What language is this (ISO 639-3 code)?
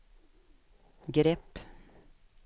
swe